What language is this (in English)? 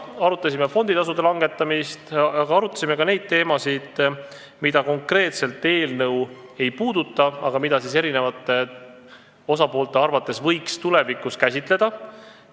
Estonian